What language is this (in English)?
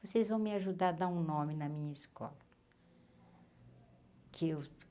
Portuguese